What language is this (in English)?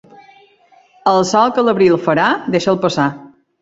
Catalan